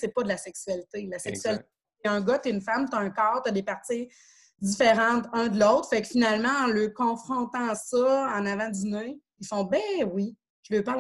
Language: French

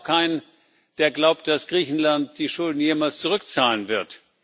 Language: German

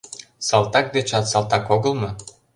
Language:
Mari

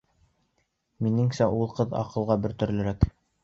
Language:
Bashkir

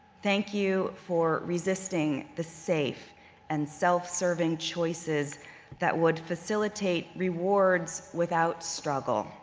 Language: English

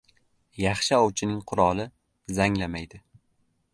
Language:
Uzbek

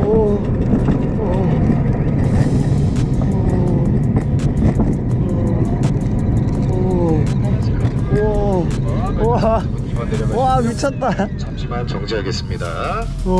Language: Korean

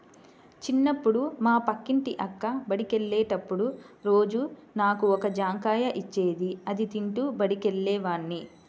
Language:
Telugu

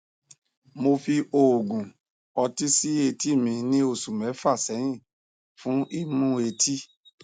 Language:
Yoruba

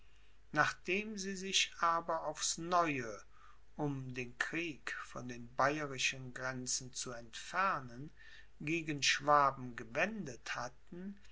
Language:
German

